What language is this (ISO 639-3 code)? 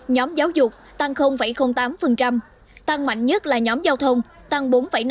vie